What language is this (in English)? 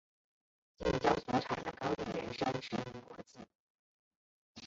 Chinese